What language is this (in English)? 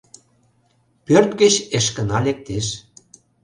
Mari